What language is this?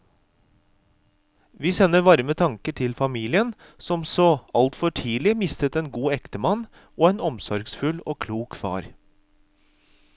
Norwegian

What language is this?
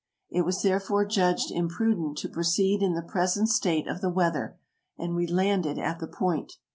English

